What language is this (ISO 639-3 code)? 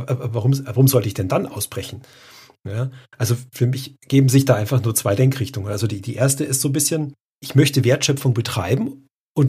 deu